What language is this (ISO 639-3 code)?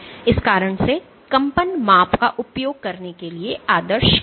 hin